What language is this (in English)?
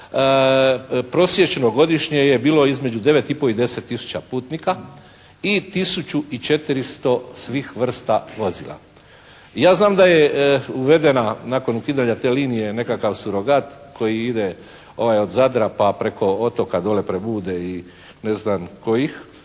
Croatian